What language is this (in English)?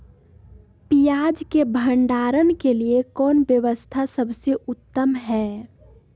Magahi